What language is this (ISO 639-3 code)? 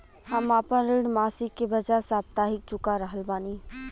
bho